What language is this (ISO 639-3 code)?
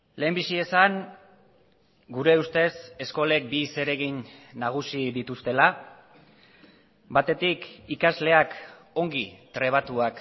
eus